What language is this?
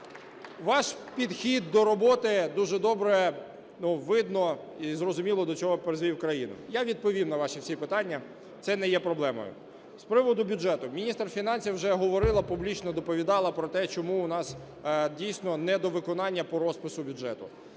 Ukrainian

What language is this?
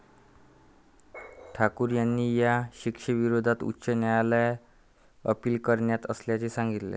Marathi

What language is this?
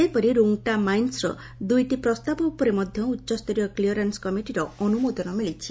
Odia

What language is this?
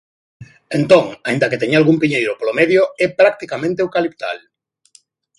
Galician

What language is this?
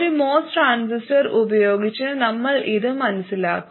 Malayalam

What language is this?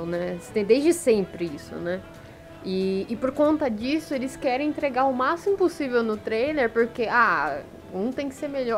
Portuguese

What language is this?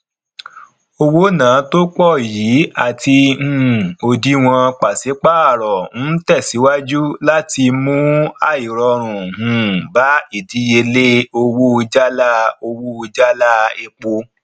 Yoruba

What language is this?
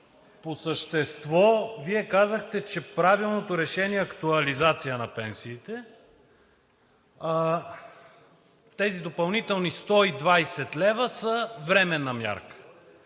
Bulgarian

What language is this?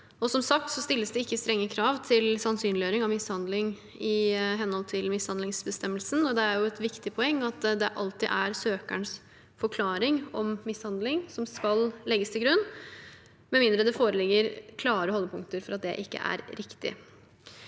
Norwegian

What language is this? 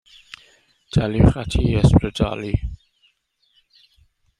Welsh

